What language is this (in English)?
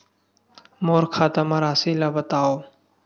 Chhattisgarhi